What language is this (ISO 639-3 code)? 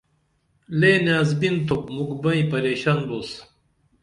dml